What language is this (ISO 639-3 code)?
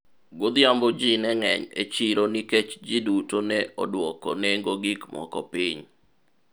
luo